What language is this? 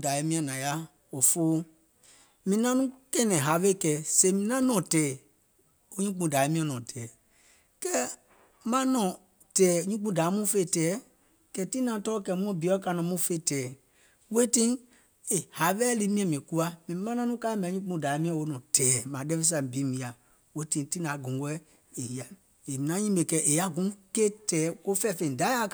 Gola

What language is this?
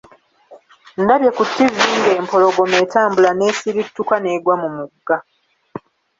Ganda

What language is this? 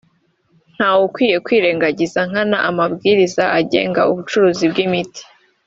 Kinyarwanda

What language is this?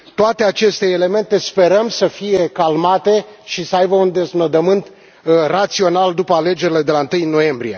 Romanian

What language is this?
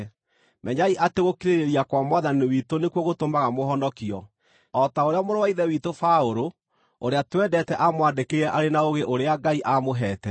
Kikuyu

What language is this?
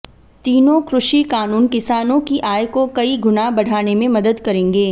Hindi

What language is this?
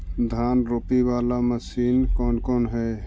Magahi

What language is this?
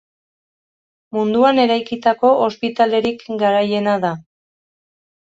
Basque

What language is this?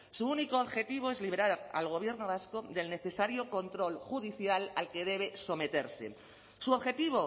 Spanish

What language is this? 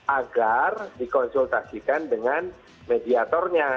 Indonesian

